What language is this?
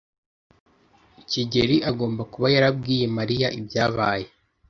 Kinyarwanda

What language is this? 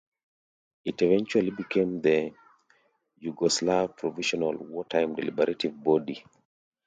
English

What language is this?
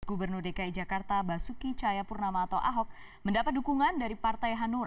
Indonesian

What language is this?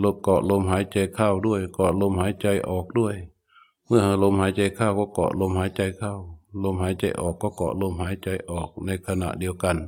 Thai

